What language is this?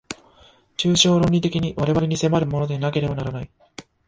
Japanese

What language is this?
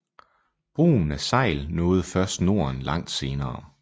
Danish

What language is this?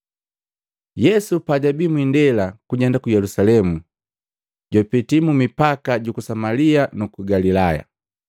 Matengo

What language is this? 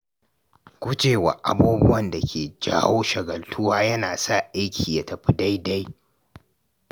Hausa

